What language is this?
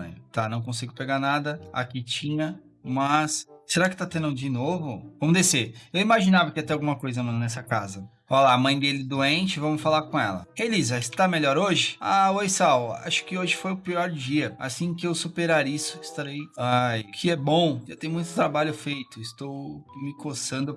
Portuguese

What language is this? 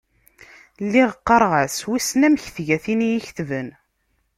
Kabyle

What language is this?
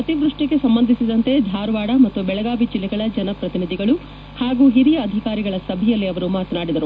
Kannada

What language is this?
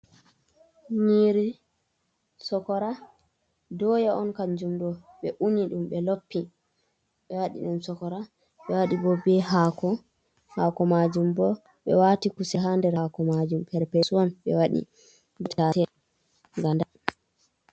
Fula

